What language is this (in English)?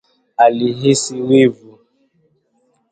Swahili